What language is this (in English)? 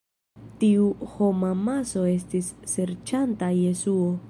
Esperanto